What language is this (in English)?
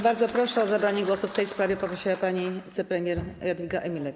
Polish